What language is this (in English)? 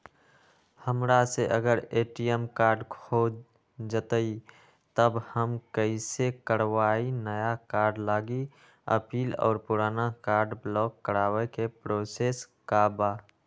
Magahi